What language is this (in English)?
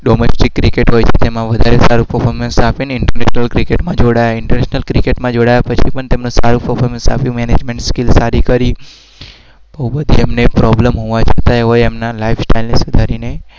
Gujarati